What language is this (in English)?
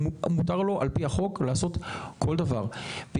Hebrew